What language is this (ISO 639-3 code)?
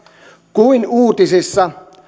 fin